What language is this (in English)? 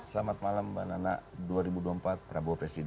Indonesian